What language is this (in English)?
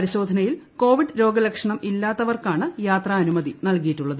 Malayalam